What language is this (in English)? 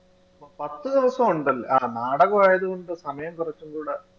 Malayalam